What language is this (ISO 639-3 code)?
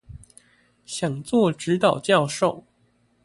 zho